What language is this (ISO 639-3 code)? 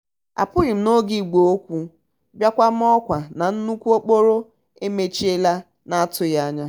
ibo